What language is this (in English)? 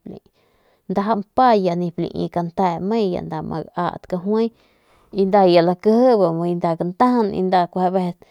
Northern Pame